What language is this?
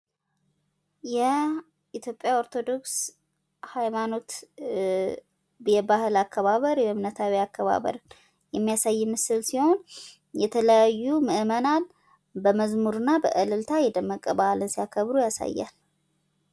Amharic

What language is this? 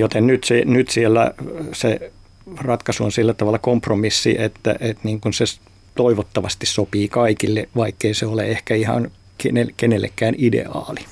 Finnish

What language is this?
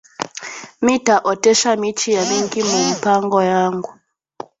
Swahili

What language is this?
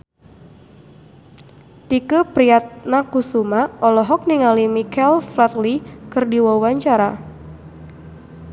Sundanese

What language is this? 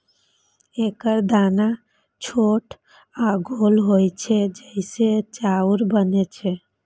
Maithili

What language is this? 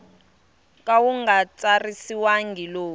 Tsonga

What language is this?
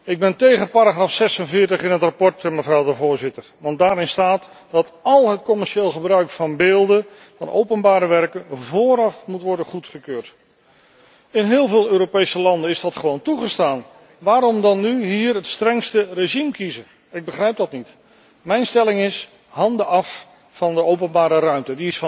Dutch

